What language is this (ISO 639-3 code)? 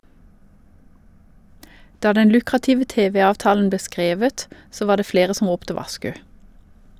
nor